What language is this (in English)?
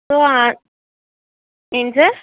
Telugu